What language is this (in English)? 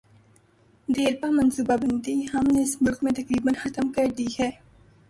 Urdu